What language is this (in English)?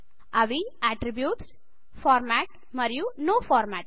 Telugu